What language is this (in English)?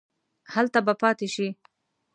Pashto